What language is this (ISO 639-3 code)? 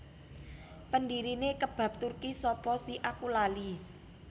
jav